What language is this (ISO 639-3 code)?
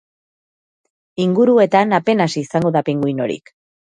eus